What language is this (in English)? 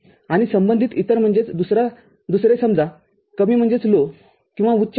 Marathi